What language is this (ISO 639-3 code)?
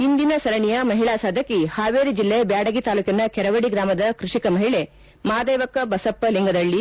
kan